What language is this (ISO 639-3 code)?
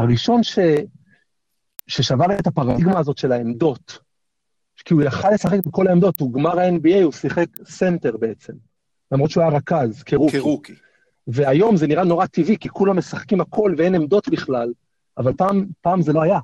heb